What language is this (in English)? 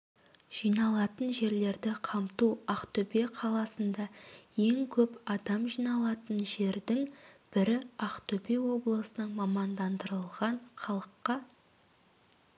Kazakh